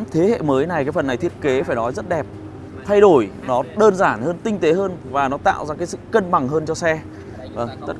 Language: Vietnamese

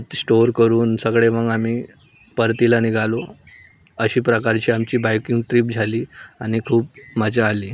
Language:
Marathi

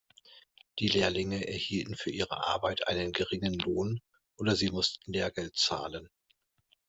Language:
German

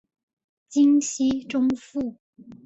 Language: Chinese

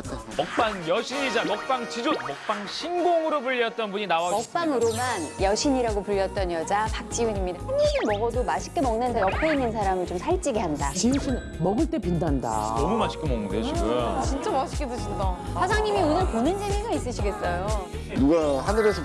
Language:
Korean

